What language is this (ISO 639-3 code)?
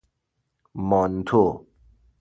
fas